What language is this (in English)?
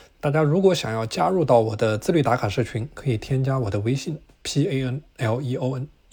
Chinese